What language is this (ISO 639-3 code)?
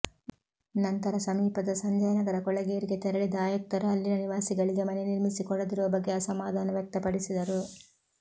kan